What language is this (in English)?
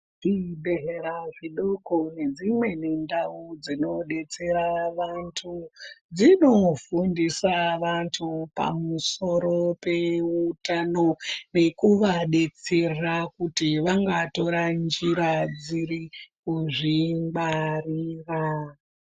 Ndau